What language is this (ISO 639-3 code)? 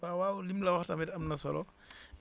wol